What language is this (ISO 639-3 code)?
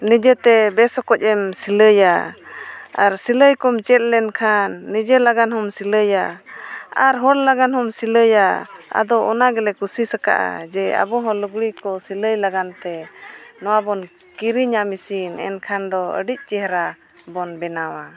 sat